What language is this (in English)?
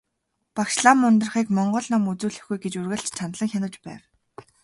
Mongolian